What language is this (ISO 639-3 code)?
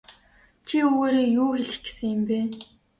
mon